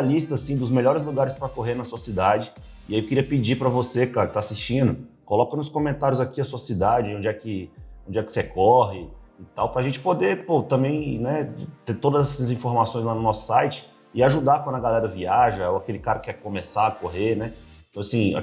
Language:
Portuguese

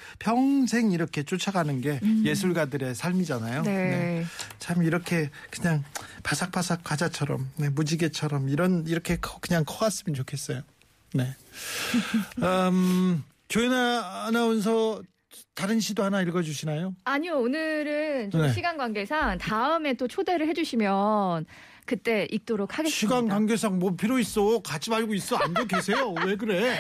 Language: Korean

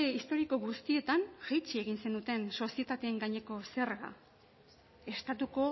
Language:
Basque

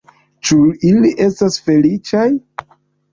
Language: Esperanto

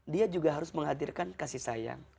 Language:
Indonesian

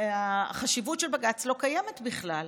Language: Hebrew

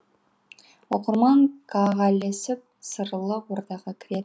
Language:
Kazakh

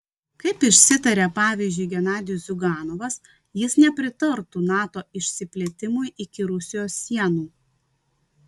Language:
Lithuanian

